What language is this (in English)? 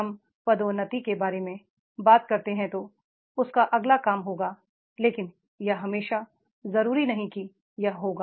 Hindi